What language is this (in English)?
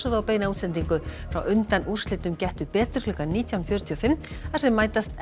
Icelandic